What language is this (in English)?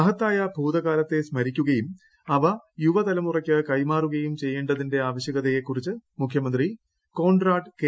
Malayalam